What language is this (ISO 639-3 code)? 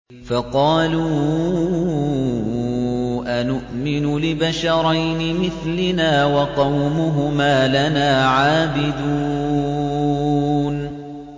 ara